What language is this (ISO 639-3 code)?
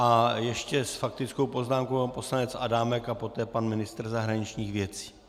ces